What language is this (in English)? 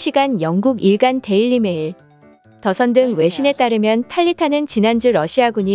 Korean